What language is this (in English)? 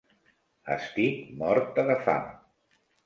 Catalan